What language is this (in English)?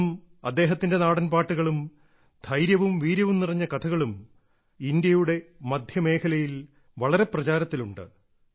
Malayalam